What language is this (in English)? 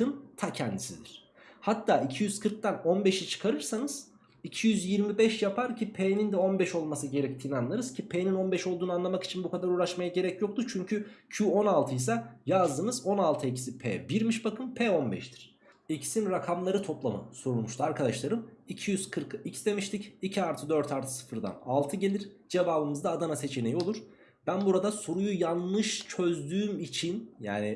Turkish